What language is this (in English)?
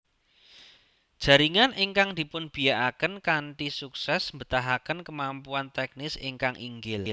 Javanese